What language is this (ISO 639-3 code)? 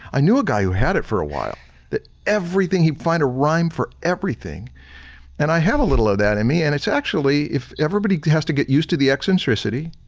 eng